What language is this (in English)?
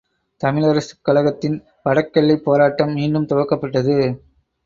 Tamil